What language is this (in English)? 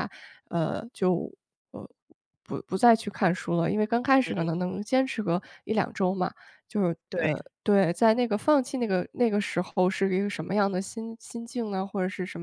Chinese